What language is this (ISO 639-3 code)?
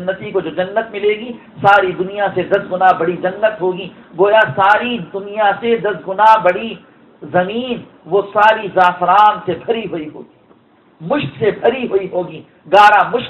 ara